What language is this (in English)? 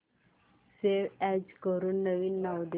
Marathi